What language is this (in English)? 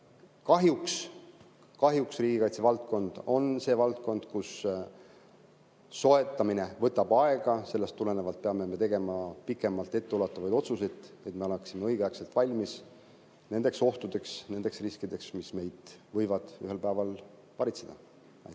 Estonian